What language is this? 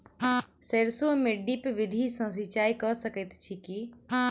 Maithili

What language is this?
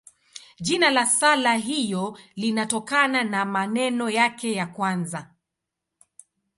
Swahili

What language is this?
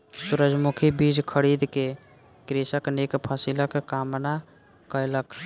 Maithili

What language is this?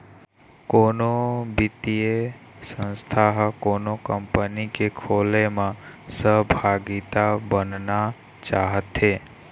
Chhattisgarhi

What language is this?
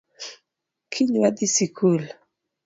Luo (Kenya and Tanzania)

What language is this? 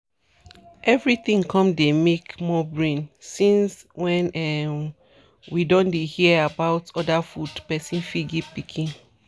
Nigerian Pidgin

